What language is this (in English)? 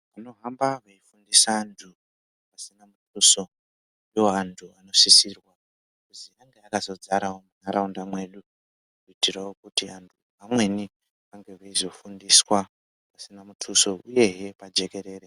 Ndau